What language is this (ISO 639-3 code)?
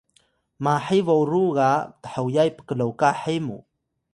tay